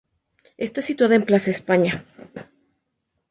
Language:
Spanish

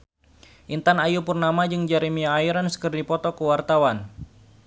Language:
Sundanese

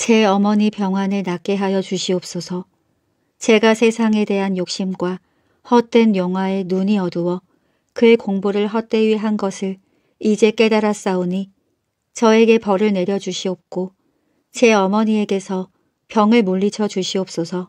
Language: Korean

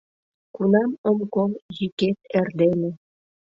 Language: Mari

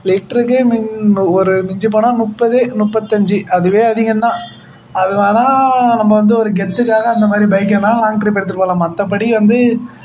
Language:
Tamil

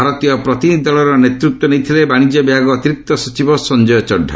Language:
Odia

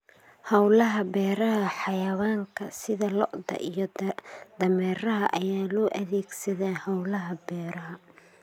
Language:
Somali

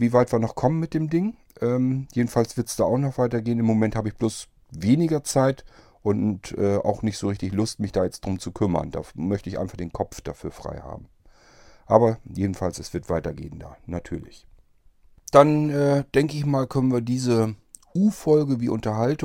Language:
German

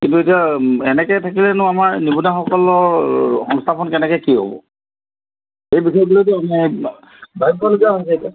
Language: Assamese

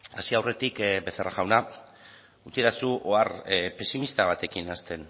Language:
Basque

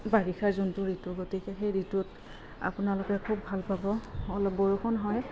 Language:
Assamese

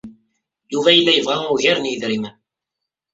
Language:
Kabyle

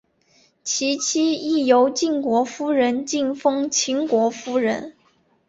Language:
Chinese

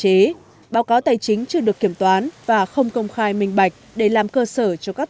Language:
Vietnamese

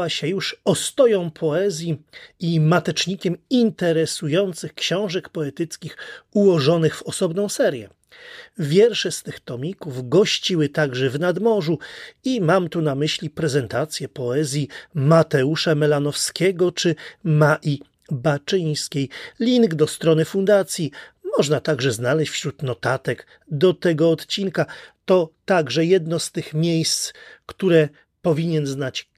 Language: Polish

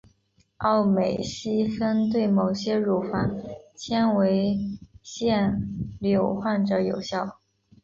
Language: Chinese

